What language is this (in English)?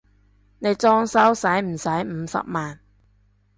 Cantonese